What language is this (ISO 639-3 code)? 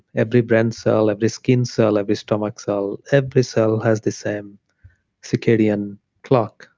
eng